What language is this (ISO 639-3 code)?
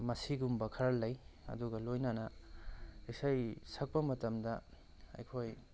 mni